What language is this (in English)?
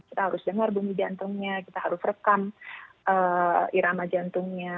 Indonesian